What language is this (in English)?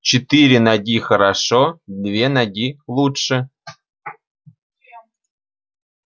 Russian